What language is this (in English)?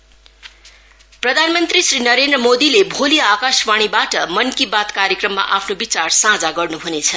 Nepali